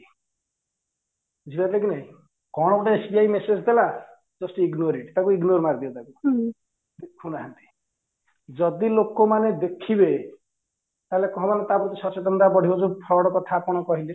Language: Odia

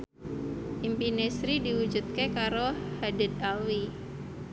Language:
Javanese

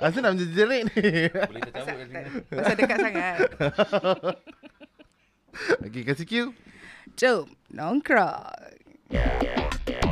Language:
Malay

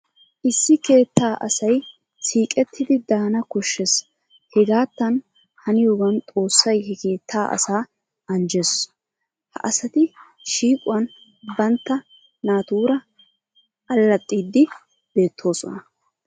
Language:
Wolaytta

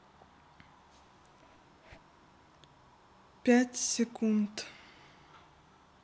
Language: Russian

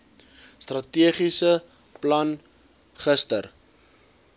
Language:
Afrikaans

